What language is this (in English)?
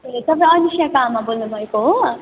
Nepali